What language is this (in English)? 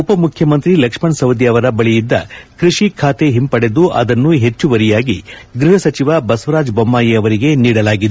Kannada